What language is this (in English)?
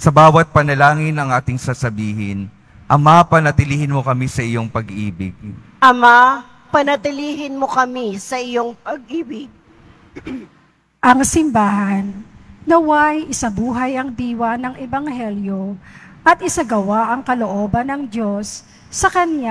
Filipino